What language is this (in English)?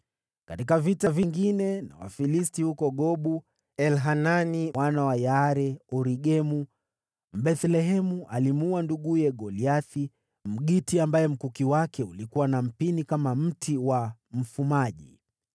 Swahili